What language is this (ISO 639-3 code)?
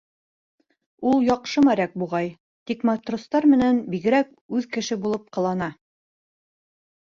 bak